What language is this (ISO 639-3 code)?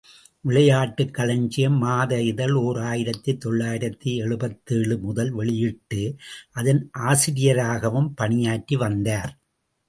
tam